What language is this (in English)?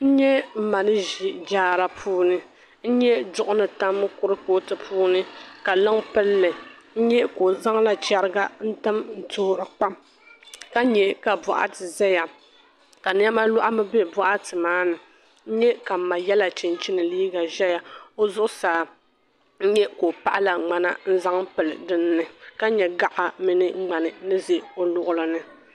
Dagbani